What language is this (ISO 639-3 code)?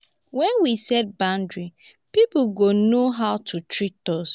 pcm